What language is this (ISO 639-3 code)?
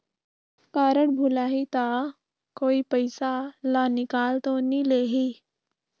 hne